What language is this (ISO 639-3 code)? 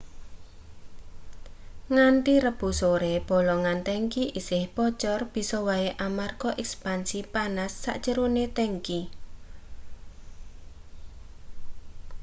jav